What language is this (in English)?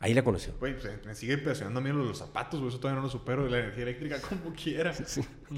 Spanish